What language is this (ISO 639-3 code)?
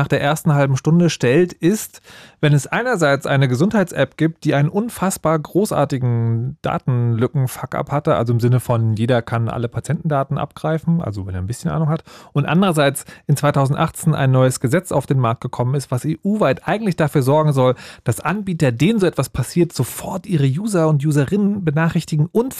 deu